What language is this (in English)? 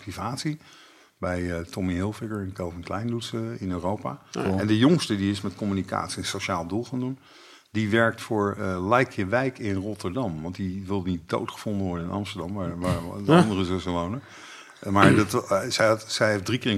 Dutch